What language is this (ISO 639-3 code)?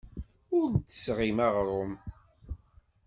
kab